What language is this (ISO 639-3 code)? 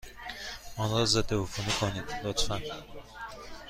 fas